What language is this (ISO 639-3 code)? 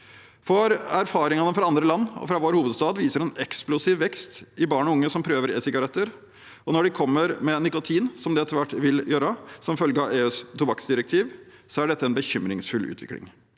nor